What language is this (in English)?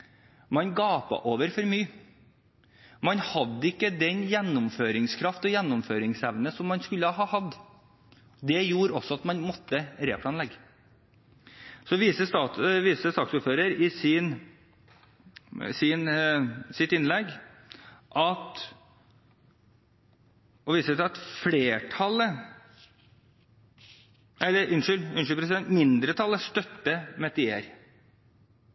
Norwegian Bokmål